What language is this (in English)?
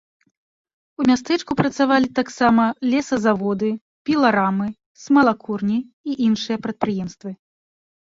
Belarusian